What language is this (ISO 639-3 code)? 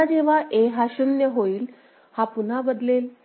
mar